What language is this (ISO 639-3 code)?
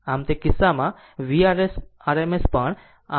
guj